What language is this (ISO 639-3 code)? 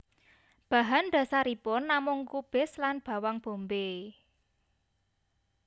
jav